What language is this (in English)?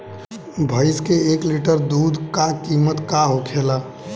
Bhojpuri